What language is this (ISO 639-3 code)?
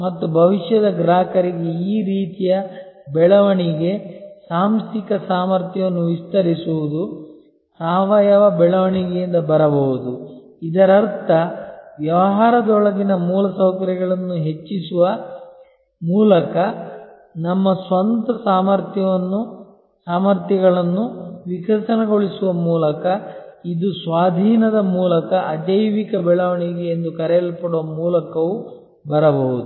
kan